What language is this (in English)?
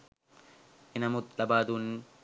Sinhala